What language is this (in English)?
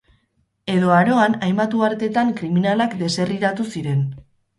Basque